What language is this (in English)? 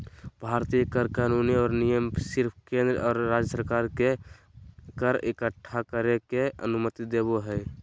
Magahi